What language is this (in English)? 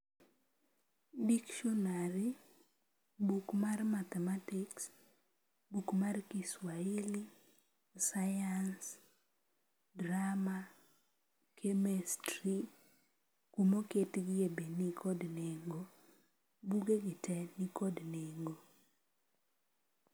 Luo (Kenya and Tanzania)